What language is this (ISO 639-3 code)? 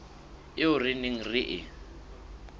sot